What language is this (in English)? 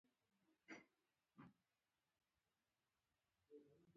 Pashto